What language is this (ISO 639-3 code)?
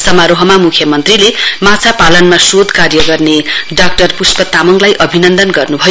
nep